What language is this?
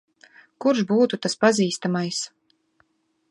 Latvian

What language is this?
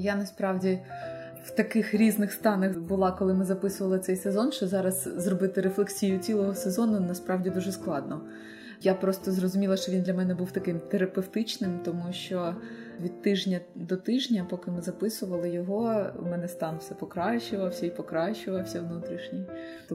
Ukrainian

